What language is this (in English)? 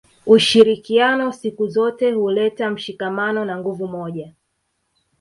Swahili